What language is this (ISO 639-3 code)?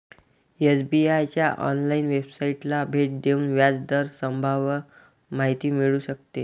mar